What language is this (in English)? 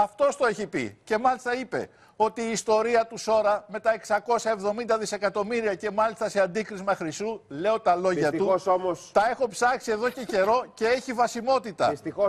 Greek